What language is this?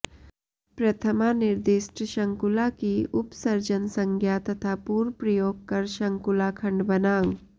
Sanskrit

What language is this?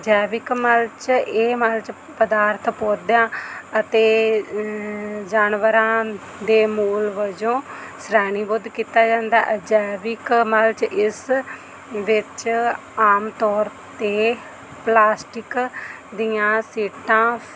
Punjabi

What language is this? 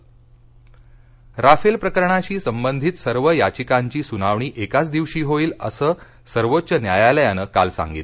Marathi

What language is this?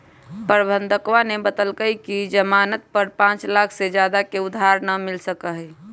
Magahi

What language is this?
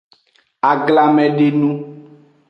Aja (Benin)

